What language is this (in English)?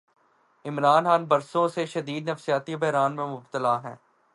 Urdu